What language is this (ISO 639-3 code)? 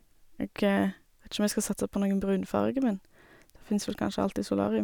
nor